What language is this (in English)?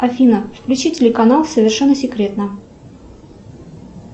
Russian